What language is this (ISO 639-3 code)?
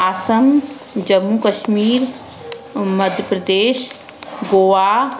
snd